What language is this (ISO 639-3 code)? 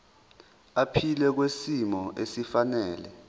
zul